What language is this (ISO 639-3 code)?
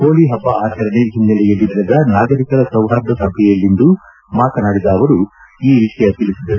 kan